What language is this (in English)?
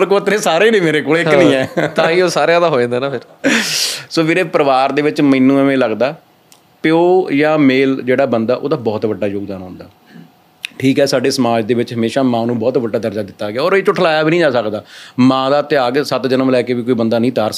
Punjabi